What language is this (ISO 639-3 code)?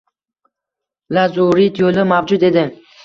uzb